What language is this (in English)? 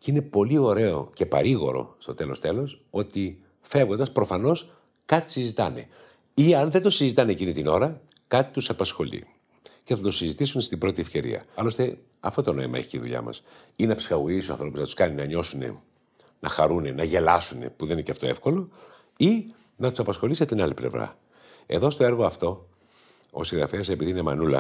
Greek